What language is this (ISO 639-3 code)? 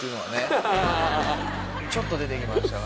jpn